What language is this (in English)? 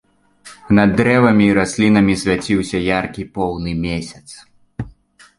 Belarusian